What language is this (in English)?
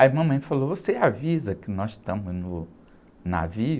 Portuguese